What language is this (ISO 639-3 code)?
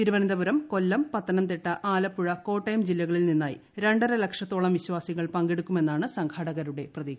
mal